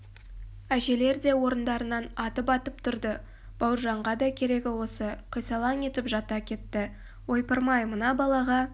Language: Kazakh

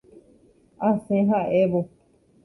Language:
Guarani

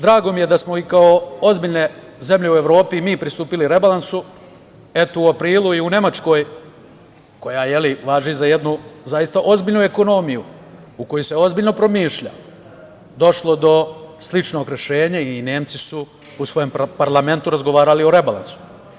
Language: Serbian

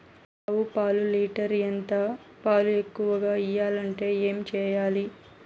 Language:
Telugu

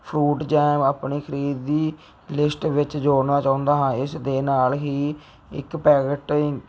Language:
Punjabi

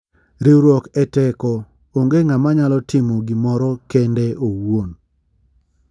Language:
Luo (Kenya and Tanzania)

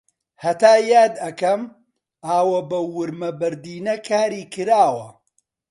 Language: Central Kurdish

